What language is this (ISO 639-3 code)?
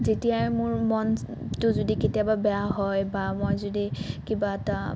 asm